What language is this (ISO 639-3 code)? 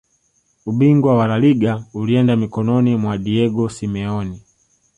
swa